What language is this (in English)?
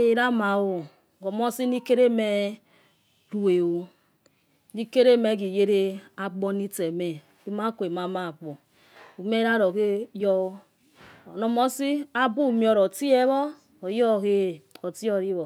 Yekhee